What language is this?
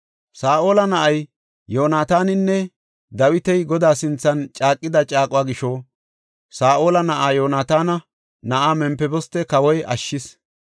Gofa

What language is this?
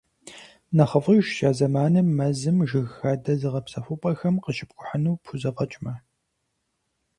Kabardian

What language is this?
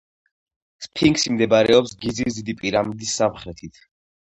Georgian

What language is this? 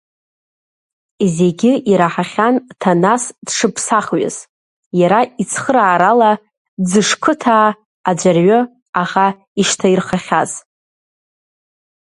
Abkhazian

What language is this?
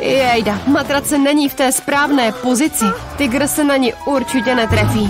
Czech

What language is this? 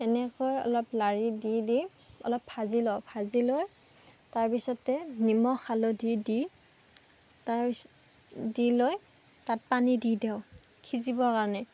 Assamese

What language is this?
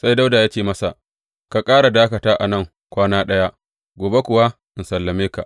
Hausa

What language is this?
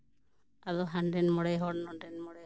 Santali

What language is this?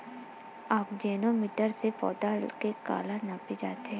Chhattisgarhi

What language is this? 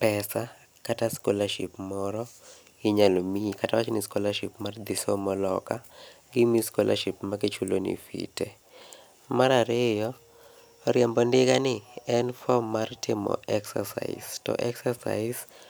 Luo (Kenya and Tanzania)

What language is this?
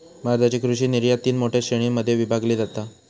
Marathi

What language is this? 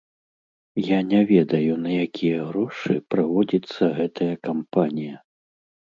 Belarusian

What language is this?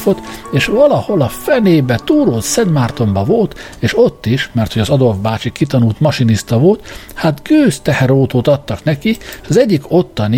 Hungarian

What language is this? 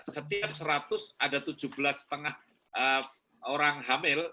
Indonesian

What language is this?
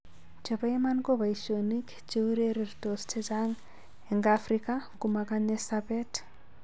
Kalenjin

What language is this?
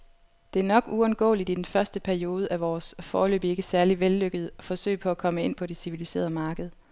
Danish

